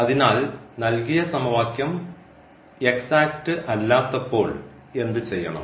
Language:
Malayalam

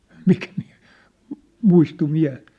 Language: Finnish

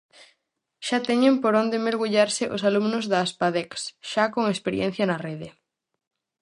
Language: Galician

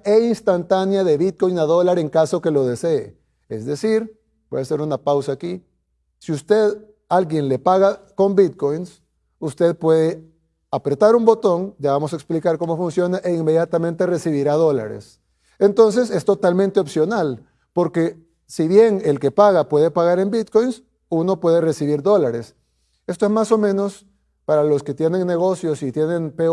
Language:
Spanish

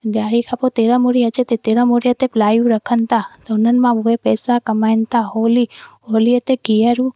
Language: Sindhi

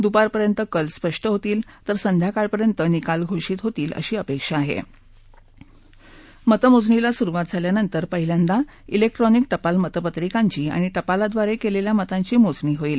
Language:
Marathi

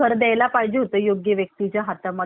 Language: Marathi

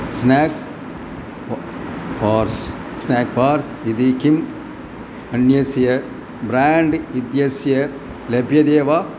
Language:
Sanskrit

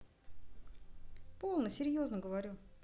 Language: Russian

